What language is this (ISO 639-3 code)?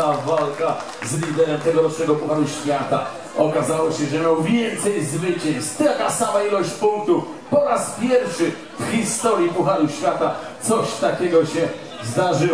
pol